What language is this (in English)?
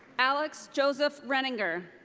English